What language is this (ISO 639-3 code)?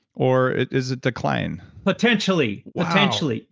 eng